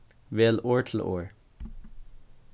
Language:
Faroese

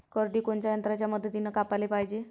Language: Marathi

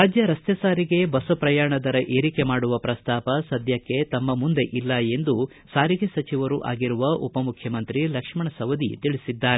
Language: Kannada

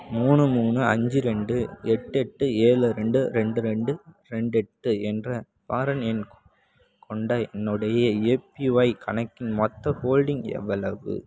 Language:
Tamil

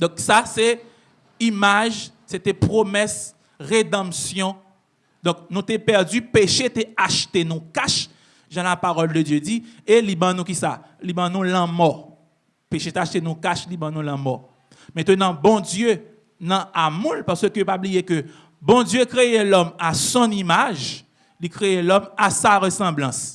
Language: French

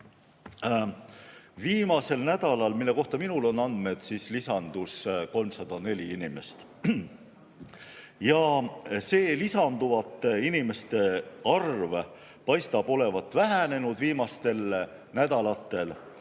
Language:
Estonian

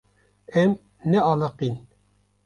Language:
Kurdish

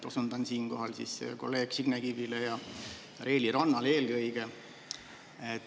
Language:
Estonian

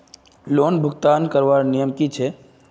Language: Magahi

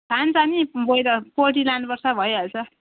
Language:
Nepali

